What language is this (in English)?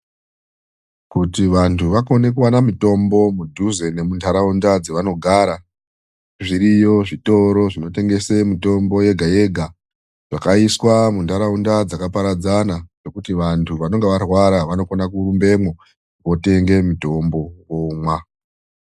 Ndau